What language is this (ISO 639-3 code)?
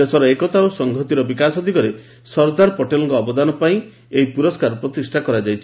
ori